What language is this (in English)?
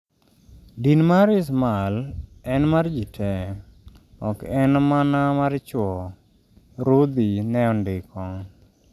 Luo (Kenya and Tanzania)